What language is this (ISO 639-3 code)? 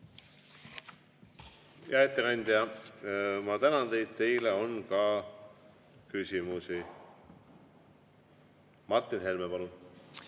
est